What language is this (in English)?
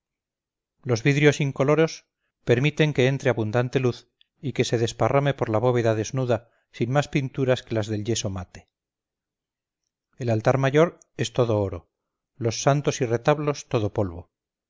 Spanish